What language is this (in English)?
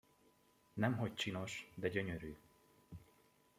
Hungarian